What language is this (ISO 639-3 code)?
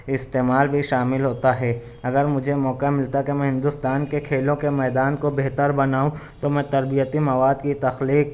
urd